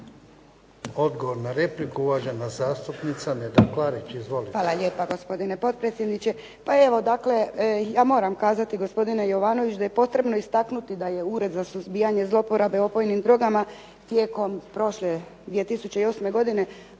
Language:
Croatian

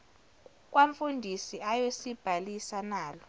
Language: Zulu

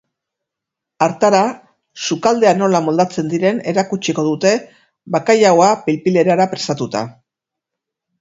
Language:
Basque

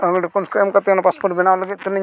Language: Santali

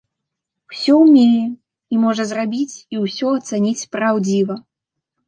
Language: Belarusian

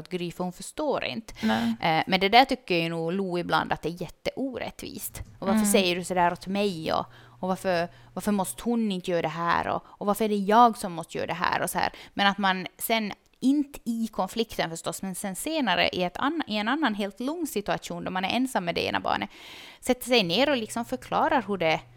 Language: Swedish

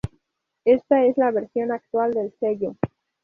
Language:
Spanish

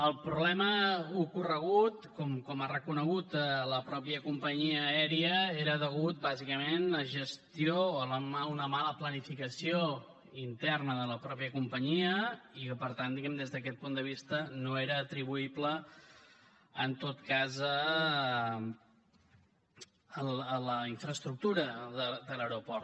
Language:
Catalan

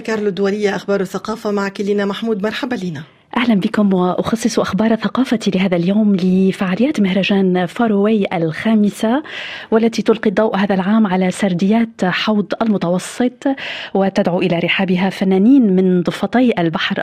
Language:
Arabic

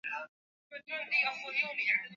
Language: Swahili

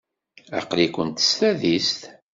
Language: Kabyle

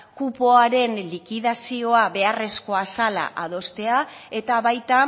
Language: Basque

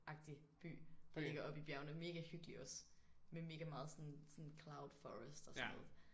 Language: Danish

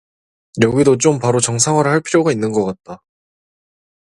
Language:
Korean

